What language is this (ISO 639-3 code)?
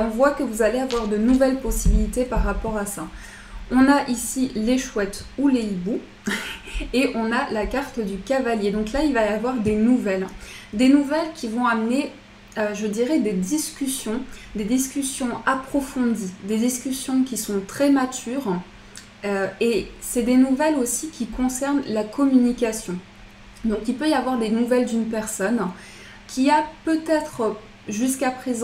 fra